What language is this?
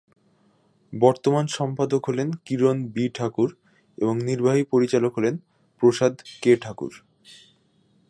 Bangla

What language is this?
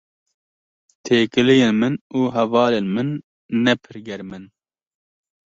Kurdish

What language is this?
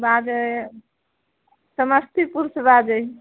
Maithili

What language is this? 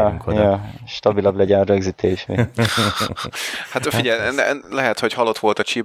Hungarian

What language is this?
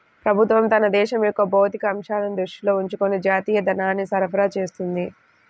Telugu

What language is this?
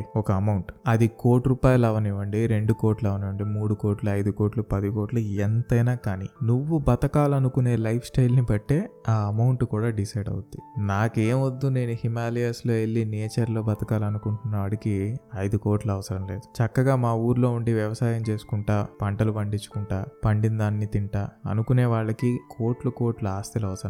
Telugu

